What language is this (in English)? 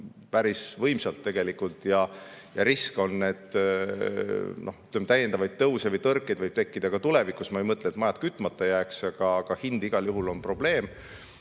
Estonian